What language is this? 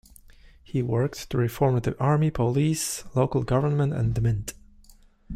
English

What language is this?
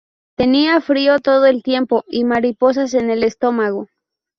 Spanish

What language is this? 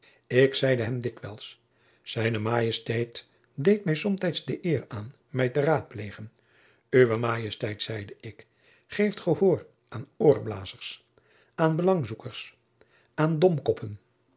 Dutch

